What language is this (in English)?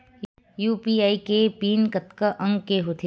Chhattisgarhi